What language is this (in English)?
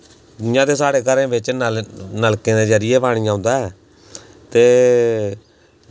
Dogri